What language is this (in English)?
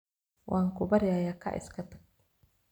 Somali